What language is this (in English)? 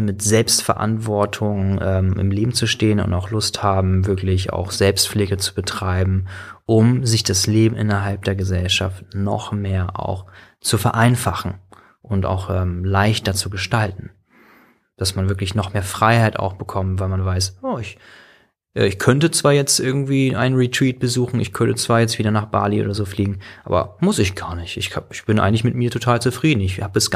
German